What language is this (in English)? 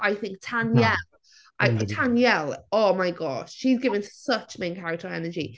English